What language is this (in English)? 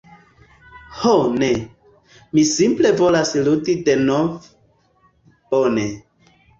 Esperanto